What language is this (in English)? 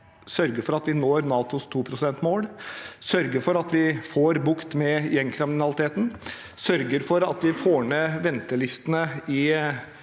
Norwegian